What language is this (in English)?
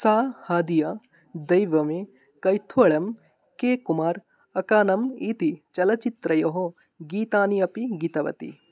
Sanskrit